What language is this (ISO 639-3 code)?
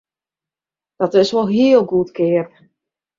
fry